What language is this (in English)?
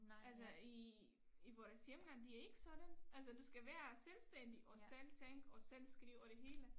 Danish